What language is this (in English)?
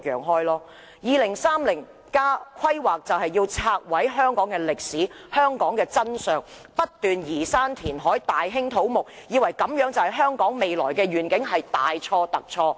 Cantonese